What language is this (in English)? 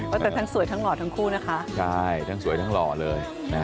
Thai